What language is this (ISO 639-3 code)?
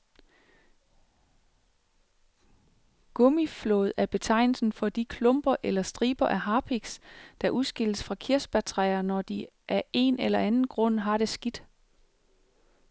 dan